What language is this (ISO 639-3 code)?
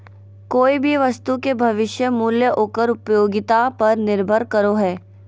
mag